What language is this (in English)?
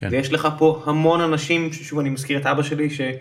Hebrew